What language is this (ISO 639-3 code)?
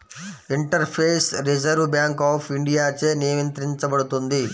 tel